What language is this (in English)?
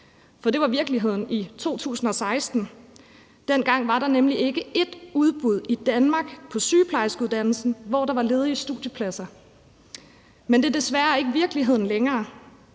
Danish